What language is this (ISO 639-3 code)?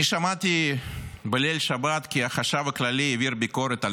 heb